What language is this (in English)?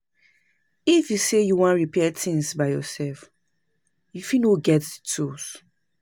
Nigerian Pidgin